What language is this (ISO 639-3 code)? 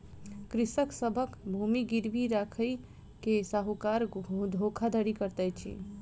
mai